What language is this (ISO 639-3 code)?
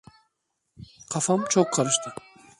tur